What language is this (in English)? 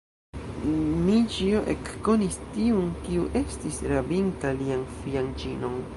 Esperanto